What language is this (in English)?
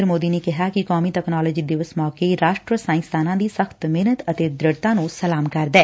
Punjabi